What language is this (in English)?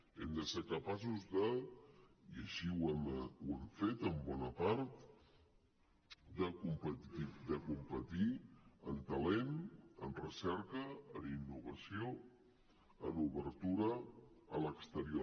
Catalan